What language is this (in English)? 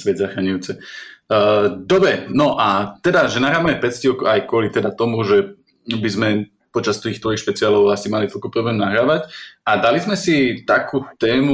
Slovak